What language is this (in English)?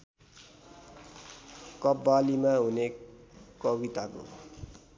Nepali